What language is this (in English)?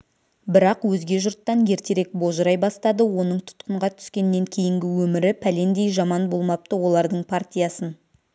Kazakh